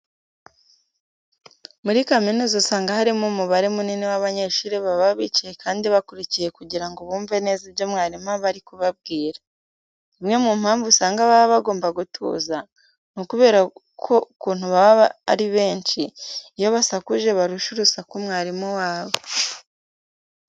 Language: Kinyarwanda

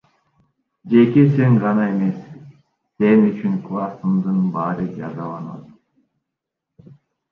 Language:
Kyrgyz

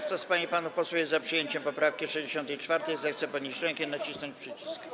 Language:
Polish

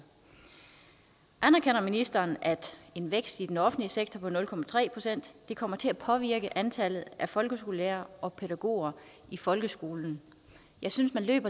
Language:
Danish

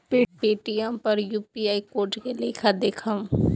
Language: Bhojpuri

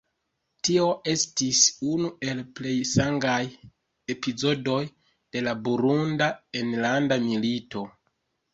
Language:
Esperanto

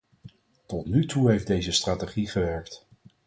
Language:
Dutch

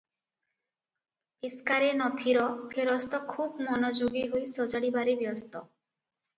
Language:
Odia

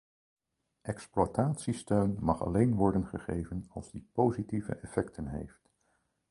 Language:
Dutch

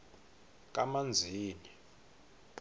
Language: Swati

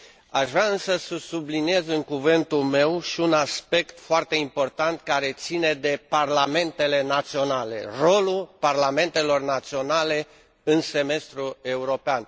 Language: Romanian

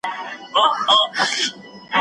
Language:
Pashto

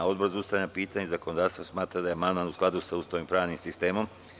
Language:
Serbian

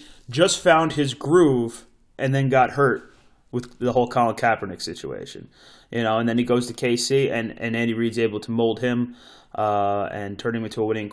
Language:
English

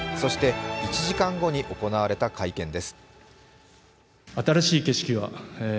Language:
Japanese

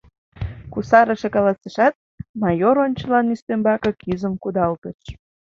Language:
Mari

